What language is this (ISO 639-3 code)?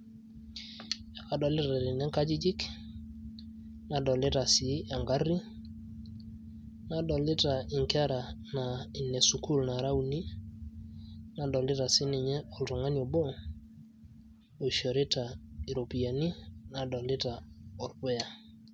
mas